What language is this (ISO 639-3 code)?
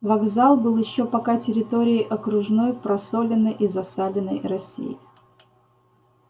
rus